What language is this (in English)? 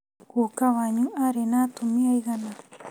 Kikuyu